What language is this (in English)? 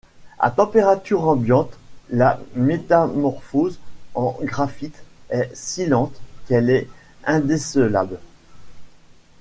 French